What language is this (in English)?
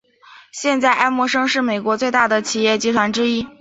Chinese